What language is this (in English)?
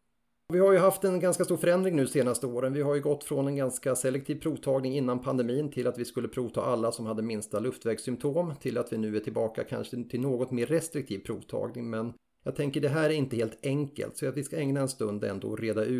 Swedish